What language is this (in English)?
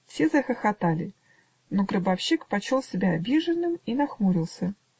Russian